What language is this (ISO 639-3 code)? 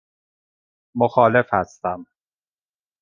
fas